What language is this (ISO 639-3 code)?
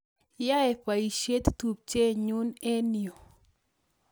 kln